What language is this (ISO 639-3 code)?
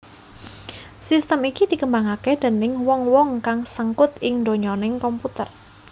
jav